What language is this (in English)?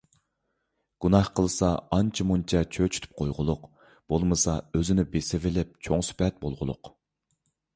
Uyghur